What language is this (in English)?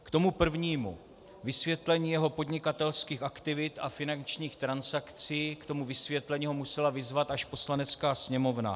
Czech